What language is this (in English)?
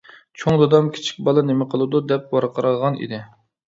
Uyghur